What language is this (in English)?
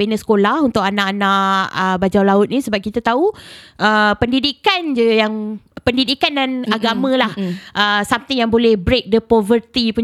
Malay